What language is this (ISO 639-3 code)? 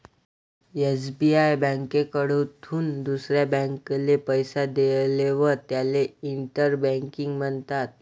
mar